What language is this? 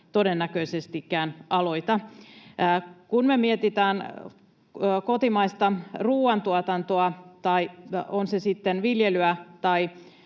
Finnish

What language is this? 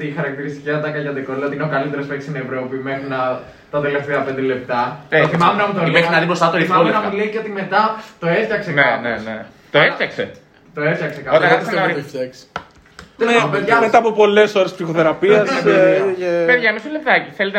Greek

